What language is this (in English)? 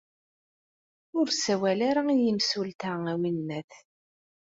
Kabyle